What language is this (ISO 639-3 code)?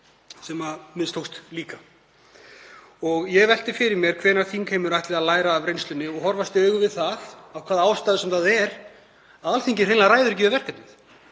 isl